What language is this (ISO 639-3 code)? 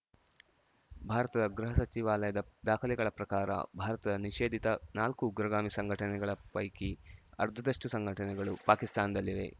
kan